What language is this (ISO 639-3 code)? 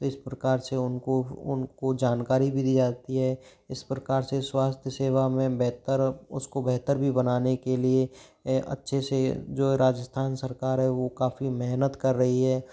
hin